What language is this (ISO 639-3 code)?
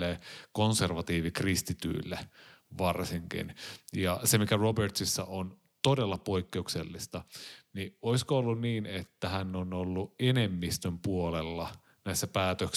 fin